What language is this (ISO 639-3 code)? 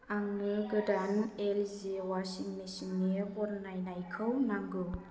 brx